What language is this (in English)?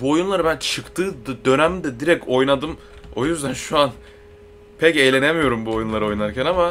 Turkish